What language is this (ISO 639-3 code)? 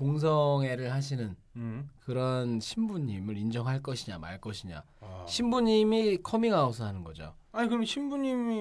kor